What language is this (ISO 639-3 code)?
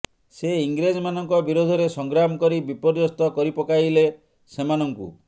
ori